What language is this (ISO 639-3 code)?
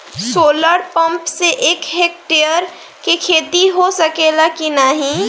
bho